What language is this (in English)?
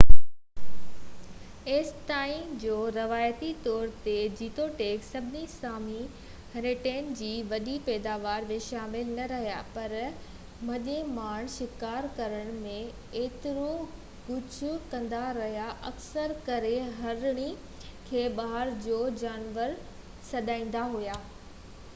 Sindhi